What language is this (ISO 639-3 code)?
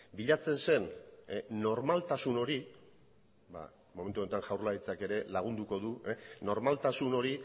eus